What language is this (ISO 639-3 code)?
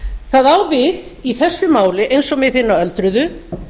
isl